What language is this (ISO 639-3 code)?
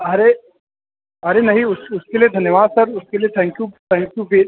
hin